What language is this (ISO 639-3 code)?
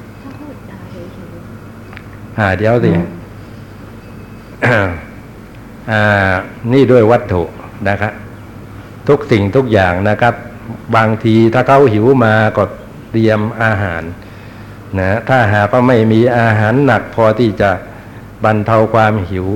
tha